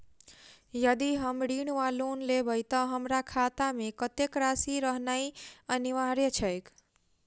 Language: Maithili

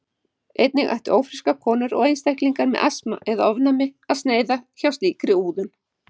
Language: Icelandic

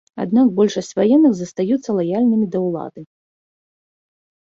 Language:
Belarusian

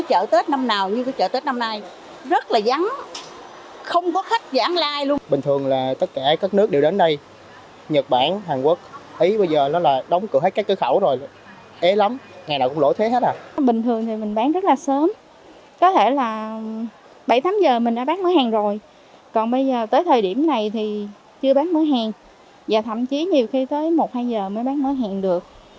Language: Vietnamese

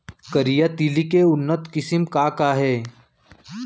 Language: Chhattisgarhi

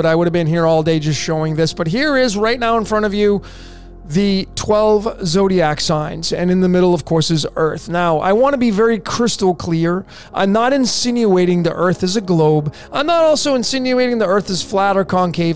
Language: English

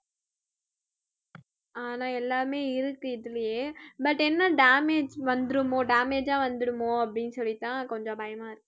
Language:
Tamil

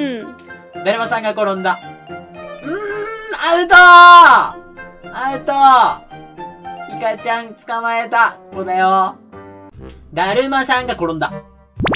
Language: Japanese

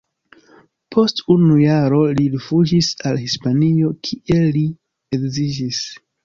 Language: Esperanto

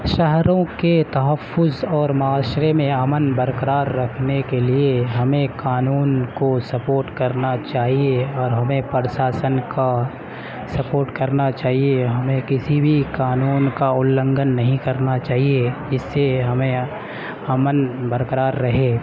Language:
Urdu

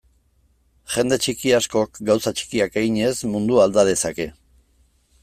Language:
Basque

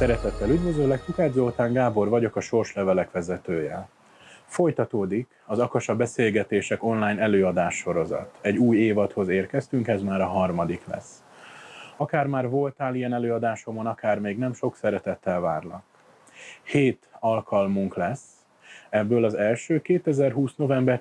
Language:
Hungarian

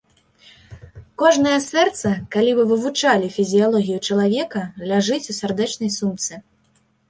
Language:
Belarusian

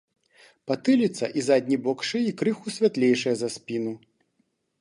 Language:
Belarusian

